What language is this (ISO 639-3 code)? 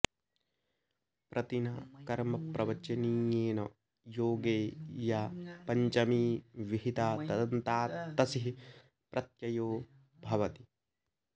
san